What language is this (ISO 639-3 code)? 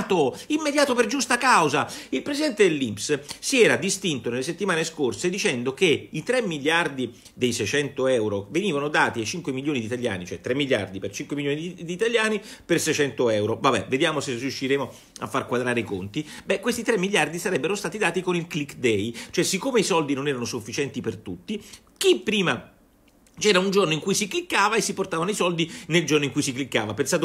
ita